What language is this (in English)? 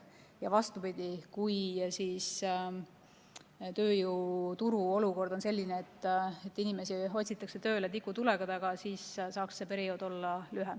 Estonian